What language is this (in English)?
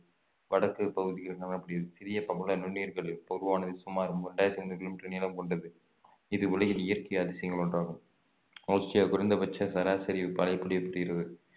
Tamil